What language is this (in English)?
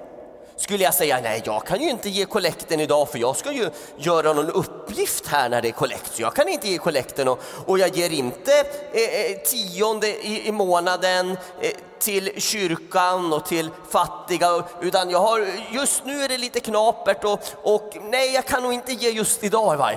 Swedish